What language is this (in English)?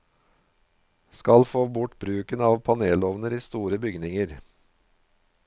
Norwegian